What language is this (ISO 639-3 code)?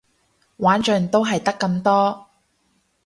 yue